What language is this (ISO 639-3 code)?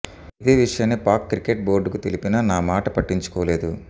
tel